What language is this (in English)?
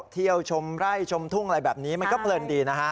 Thai